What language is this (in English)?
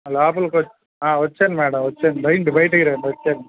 Telugu